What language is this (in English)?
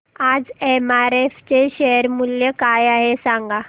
Marathi